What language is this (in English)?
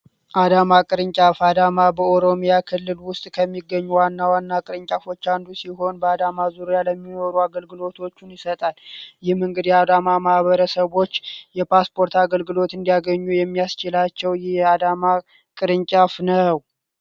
Amharic